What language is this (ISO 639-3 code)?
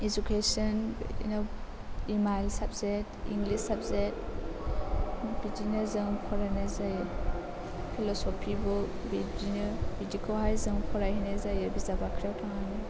brx